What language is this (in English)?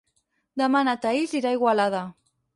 Catalan